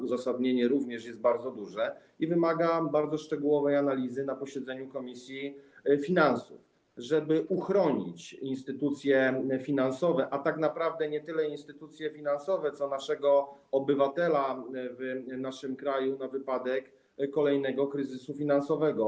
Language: Polish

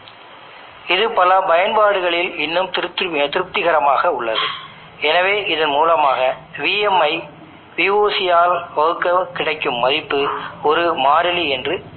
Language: Tamil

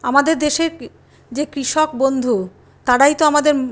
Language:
Bangla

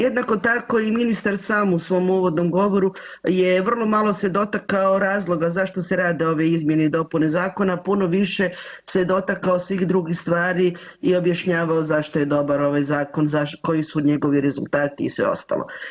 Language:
Croatian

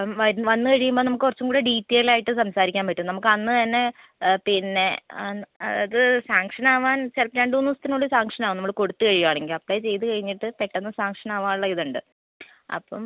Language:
Malayalam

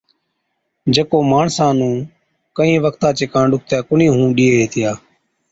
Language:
Od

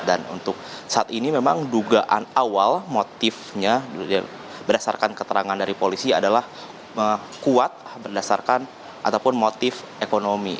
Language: Indonesian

